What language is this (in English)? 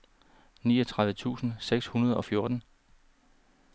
Danish